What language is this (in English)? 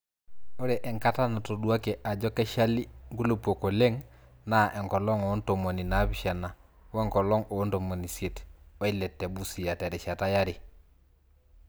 Masai